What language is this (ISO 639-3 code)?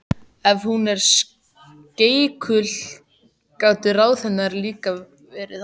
isl